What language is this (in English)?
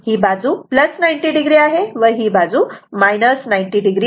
Marathi